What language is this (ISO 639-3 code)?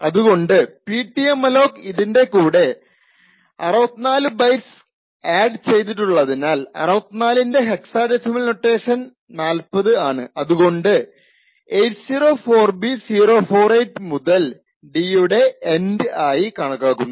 mal